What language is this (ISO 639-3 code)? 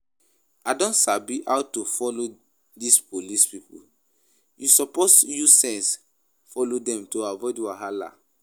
pcm